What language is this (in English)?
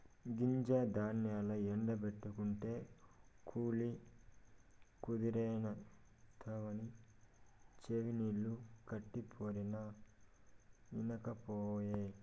Telugu